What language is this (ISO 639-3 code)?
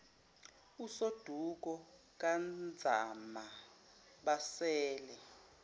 zul